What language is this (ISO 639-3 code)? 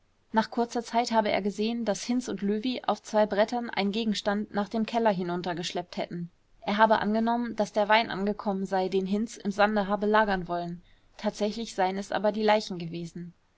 deu